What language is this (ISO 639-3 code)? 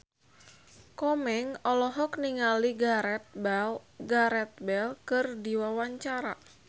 sun